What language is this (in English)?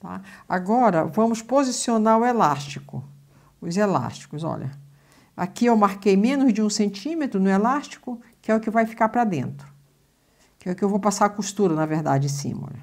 Portuguese